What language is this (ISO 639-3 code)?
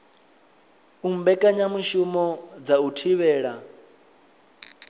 ven